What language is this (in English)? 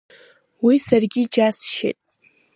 Abkhazian